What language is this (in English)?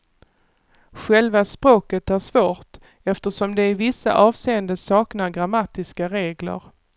Swedish